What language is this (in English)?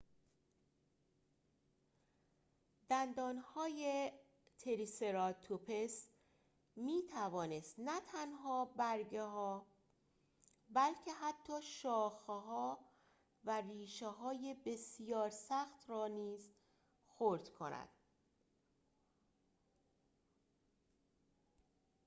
Persian